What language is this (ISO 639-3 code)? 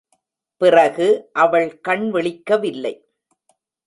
tam